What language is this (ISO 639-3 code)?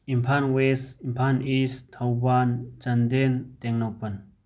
mni